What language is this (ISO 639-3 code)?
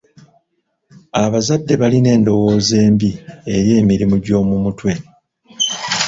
lug